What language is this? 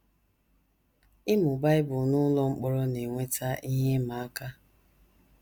Igbo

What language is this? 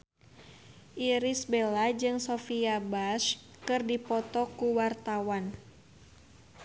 Sundanese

